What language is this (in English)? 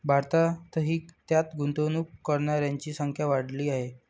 Marathi